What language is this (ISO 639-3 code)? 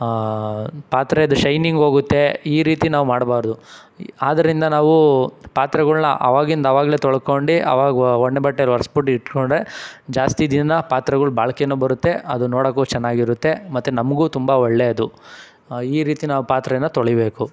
kan